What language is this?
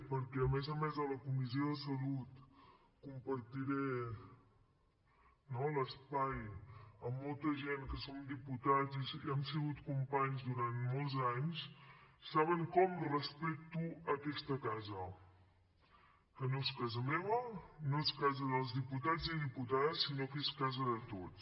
Catalan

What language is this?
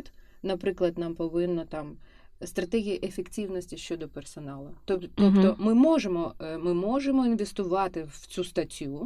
Ukrainian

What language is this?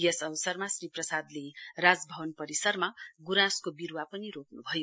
Nepali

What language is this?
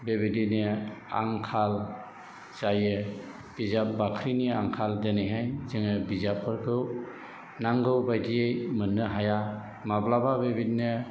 Bodo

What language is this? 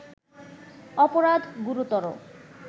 Bangla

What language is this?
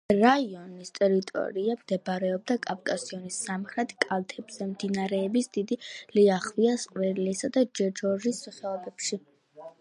Georgian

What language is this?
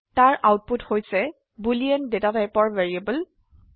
Assamese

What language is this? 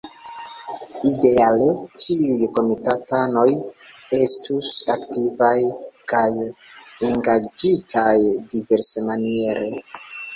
Esperanto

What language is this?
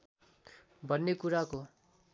Nepali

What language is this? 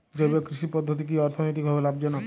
Bangla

